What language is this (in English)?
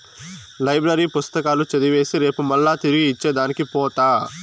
Telugu